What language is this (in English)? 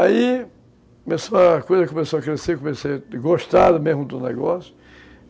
Portuguese